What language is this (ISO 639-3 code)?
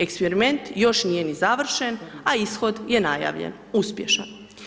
hrv